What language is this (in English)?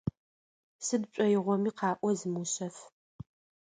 Adyghe